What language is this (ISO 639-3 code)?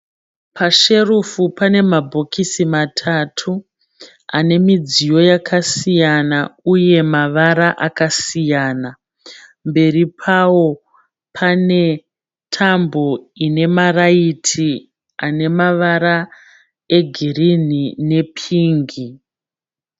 sna